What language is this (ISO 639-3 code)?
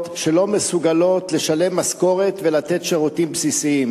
heb